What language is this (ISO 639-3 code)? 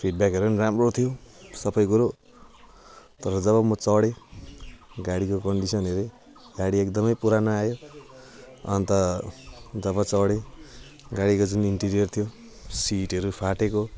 nep